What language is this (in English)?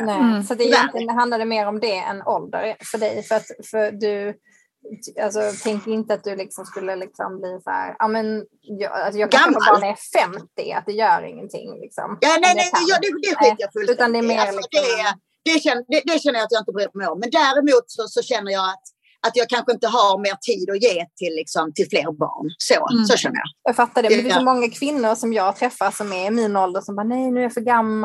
Swedish